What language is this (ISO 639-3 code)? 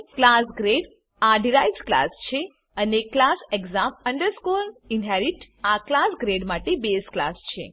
guj